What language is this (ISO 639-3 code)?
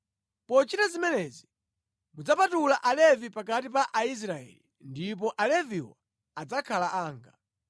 nya